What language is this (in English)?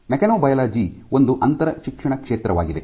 Kannada